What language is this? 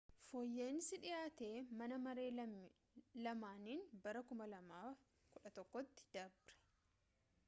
Oromo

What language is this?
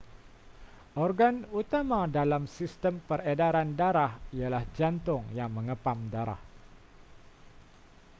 Malay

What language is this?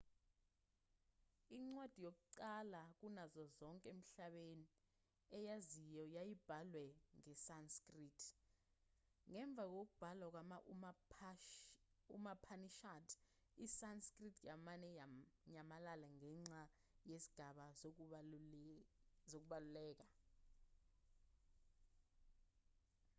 Zulu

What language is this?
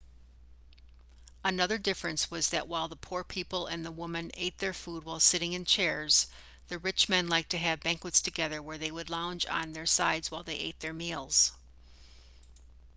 English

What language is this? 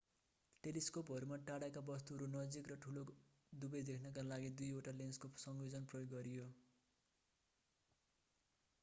Nepali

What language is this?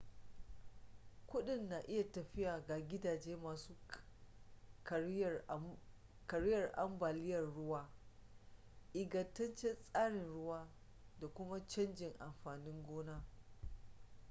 Hausa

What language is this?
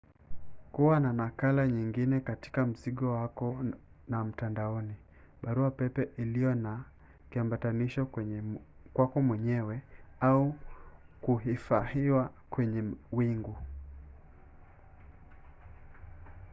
Swahili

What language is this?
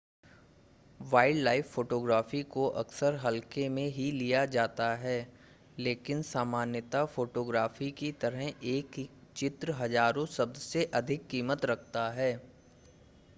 Hindi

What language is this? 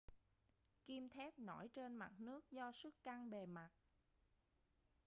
Vietnamese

